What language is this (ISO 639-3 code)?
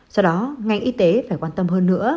vie